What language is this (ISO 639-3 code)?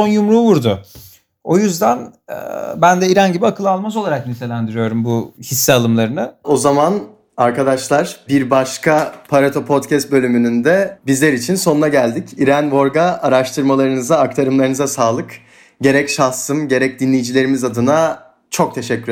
tur